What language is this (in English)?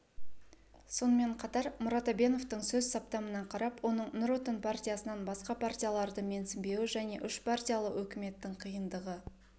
Kazakh